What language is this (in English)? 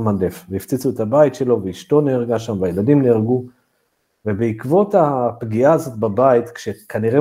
Hebrew